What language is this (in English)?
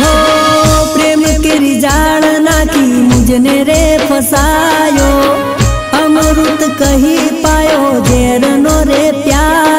Hindi